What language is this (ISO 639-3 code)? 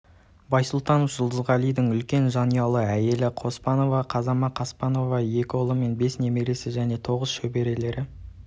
kaz